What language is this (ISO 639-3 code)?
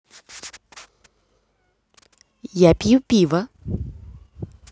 rus